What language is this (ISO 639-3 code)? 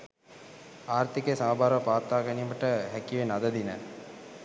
sin